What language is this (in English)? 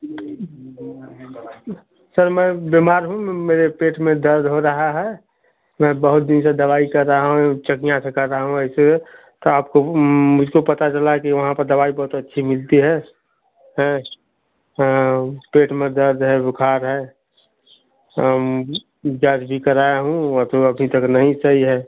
Hindi